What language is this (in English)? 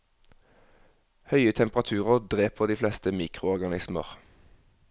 Norwegian